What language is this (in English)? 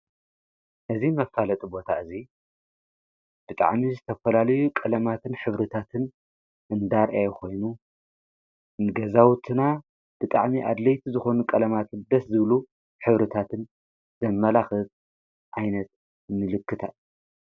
Tigrinya